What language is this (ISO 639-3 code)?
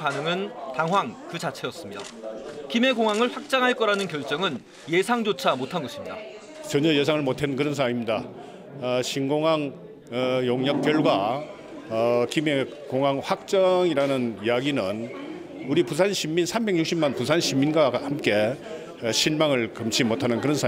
kor